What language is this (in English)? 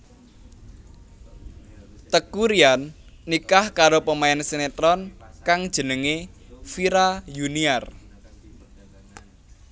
Javanese